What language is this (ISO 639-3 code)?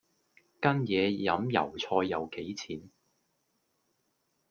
yue